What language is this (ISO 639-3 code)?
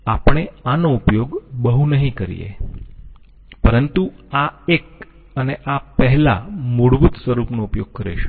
guj